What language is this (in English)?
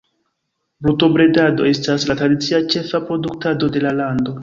Esperanto